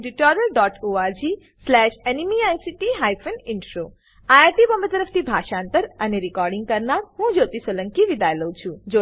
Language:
Gujarati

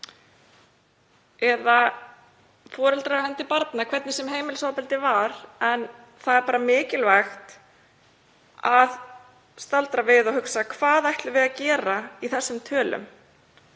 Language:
Icelandic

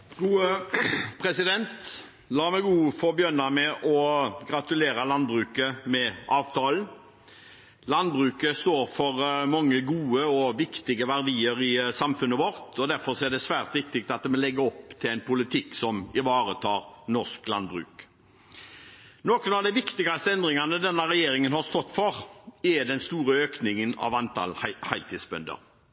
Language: Norwegian Bokmål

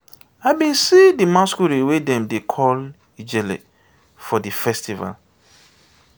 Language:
Nigerian Pidgin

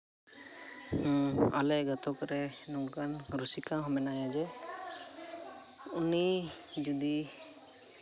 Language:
Santali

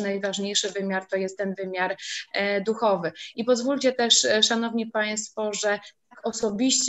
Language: Polish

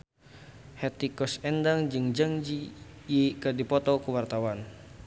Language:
Sundanese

